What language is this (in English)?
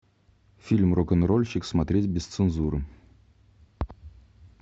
Russian